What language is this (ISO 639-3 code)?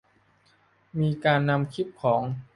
tha